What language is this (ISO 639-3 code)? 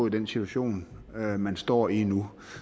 dan